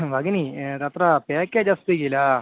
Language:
Sanskrit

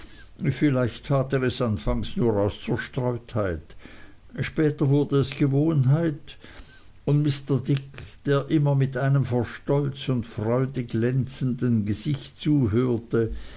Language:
German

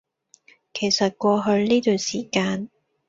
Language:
Cantonese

